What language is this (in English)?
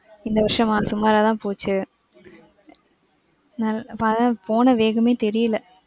Tamil